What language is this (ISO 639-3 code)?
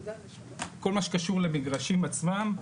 heb